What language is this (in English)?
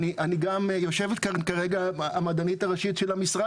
Hebrew